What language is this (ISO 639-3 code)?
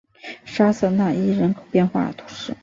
zho